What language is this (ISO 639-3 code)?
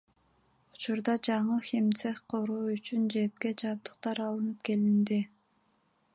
kir